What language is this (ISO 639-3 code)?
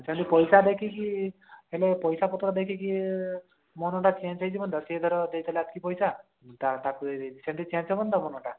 ori